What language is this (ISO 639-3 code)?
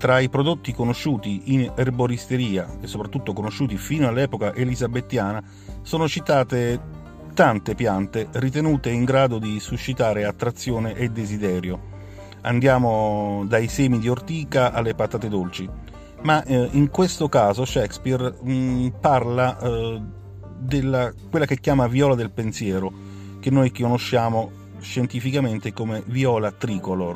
ita